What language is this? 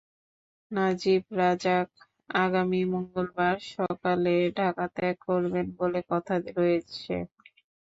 Bangla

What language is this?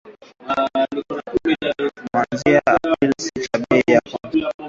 Swahili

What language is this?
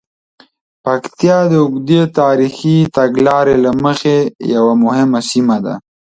Pashto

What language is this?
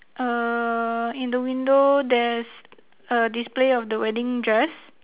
English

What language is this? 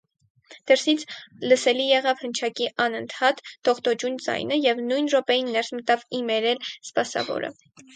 Armenian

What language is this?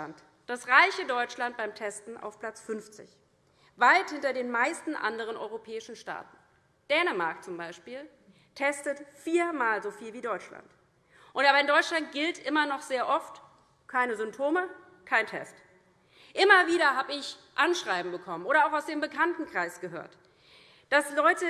German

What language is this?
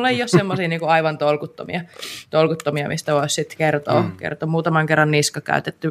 Finnish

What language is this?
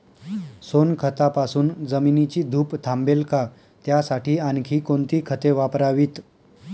Marathi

